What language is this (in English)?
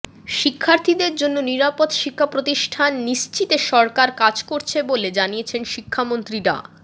Bangla